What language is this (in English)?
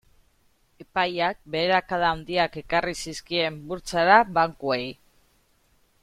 Basque